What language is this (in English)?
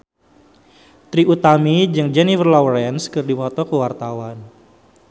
Sundanese